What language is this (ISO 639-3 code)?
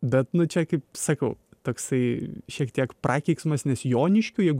lit